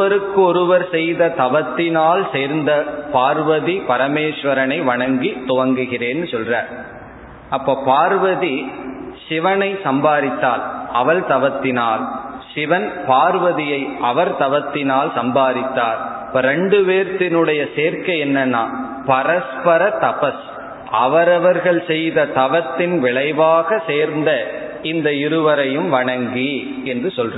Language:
Tamil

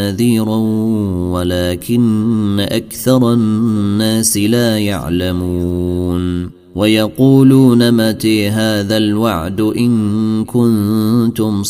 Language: Arabic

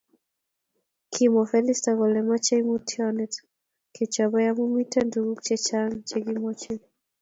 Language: Kalenjin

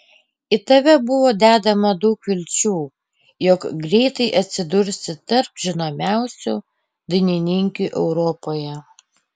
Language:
Lithuanian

